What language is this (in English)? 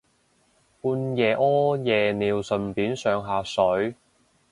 Cantonese